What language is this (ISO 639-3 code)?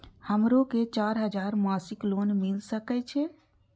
mai